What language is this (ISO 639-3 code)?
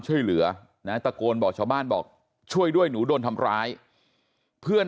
tha